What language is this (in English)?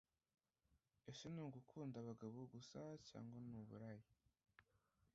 Kinyarwanda